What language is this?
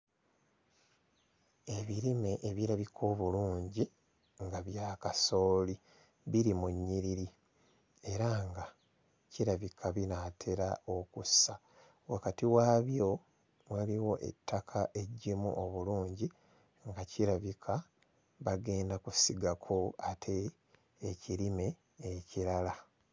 Ganda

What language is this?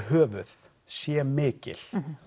Icelandic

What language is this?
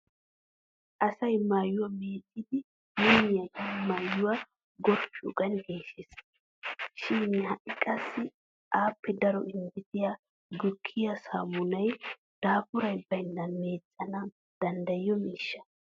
Wolaytta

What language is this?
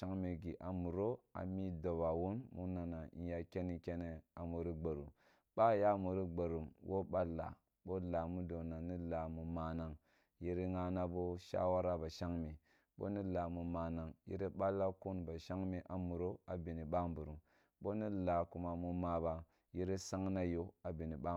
Kulung (Nigeria)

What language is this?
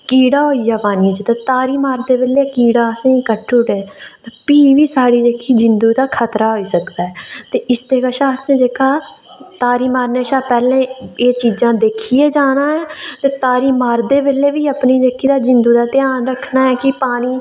Dogri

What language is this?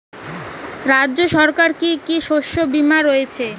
Bangla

